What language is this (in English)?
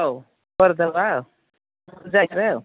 Odia